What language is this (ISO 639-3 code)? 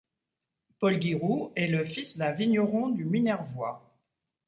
fra